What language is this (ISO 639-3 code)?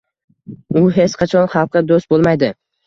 uzb